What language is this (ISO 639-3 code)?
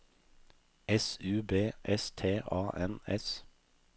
nor